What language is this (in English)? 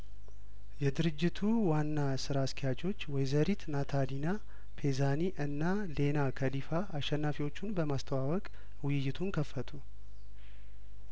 Amharic